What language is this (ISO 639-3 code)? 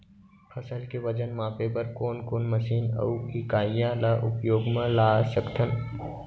hne